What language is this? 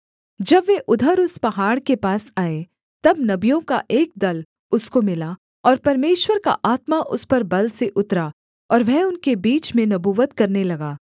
Hindi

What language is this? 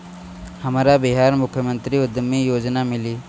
Bhojpuri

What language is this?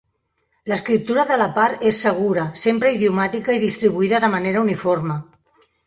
Catalan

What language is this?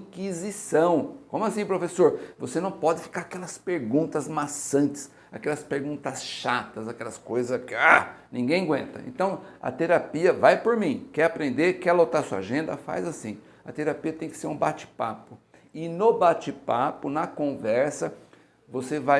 Portuguese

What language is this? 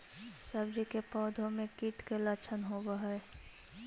Magahi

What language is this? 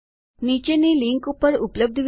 Gujarati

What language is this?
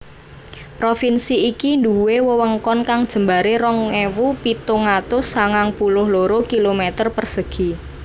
Javanese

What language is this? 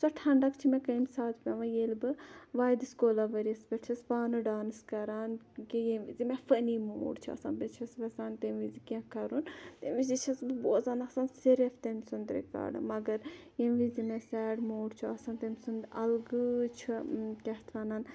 Kashmiri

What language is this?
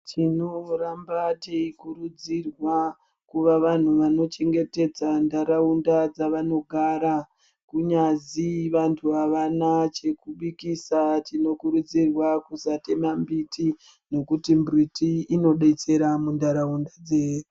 Ndau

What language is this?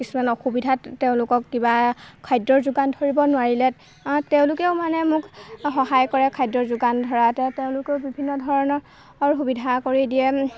Assamese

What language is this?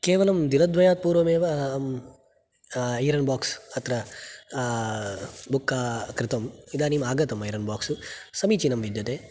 Sanskrit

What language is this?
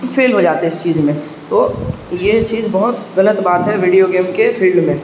Urdu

